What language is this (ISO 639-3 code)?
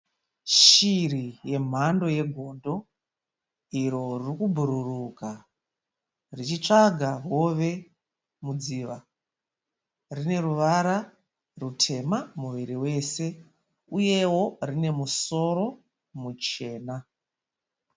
sna